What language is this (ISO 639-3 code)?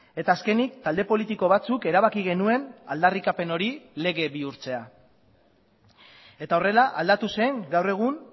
eus